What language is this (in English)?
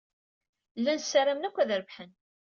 Kabyle